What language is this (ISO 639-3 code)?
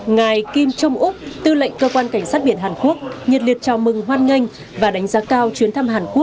vie